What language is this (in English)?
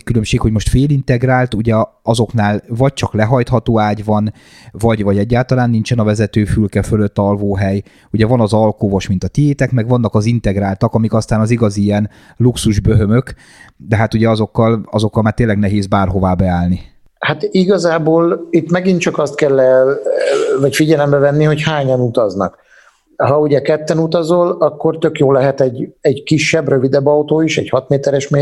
Hungarian